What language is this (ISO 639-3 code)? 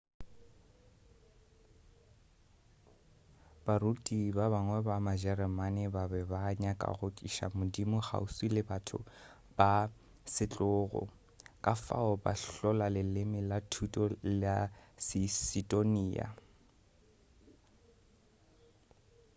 nso